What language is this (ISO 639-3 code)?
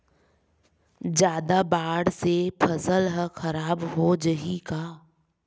hne